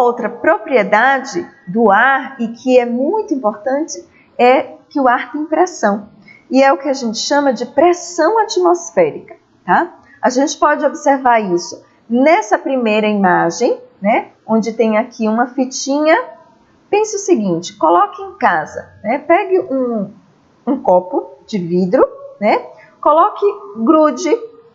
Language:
Portuguese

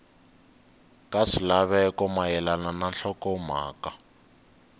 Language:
Tsonga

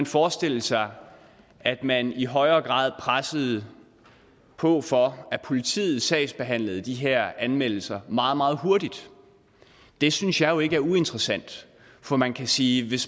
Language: Danish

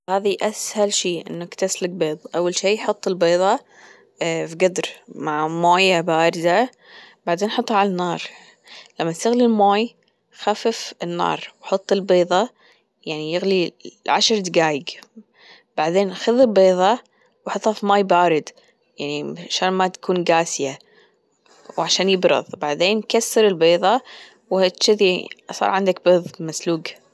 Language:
Gulf Arabic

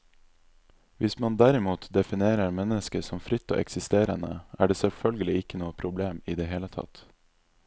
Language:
Norwegian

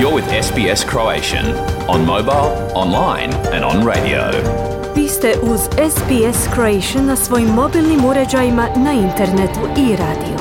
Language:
Croatian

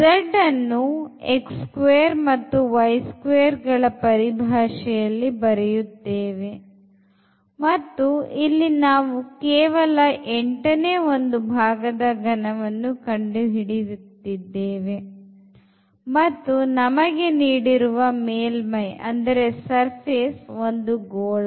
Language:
Kannada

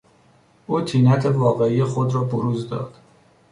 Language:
Persian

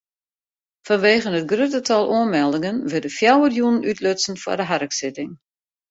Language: Western Frisian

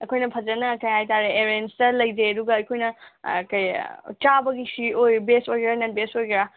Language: Manipuri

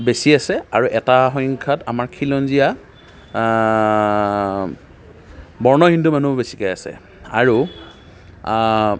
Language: Assamese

